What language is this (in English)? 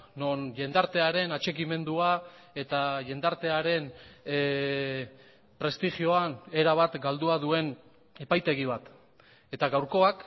Basque